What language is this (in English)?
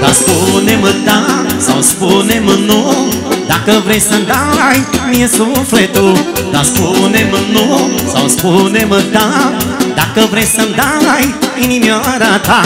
Romanian